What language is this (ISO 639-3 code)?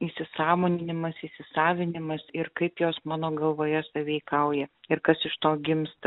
lit